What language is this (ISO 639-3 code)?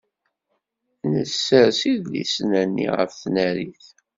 kab